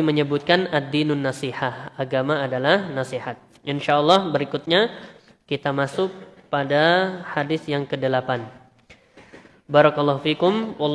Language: Indonesian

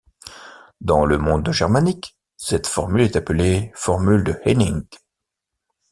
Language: French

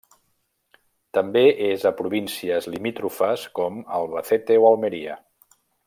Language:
Catalan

